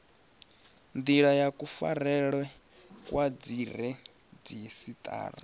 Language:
Venda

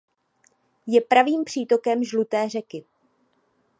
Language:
Czech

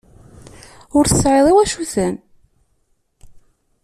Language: Kabyle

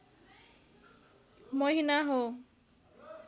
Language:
Nepali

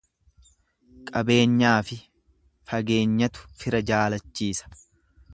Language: Oromo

